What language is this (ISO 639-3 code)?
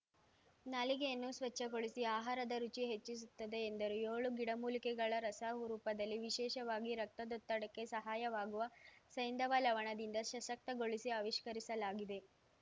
kan